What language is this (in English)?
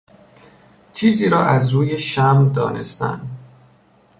Persian